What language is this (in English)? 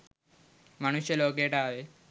Sinhala